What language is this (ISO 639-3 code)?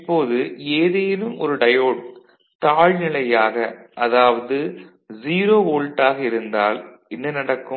tam